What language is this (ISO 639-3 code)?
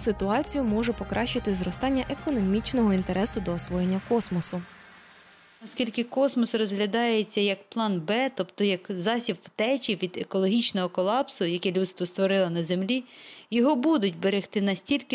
ukr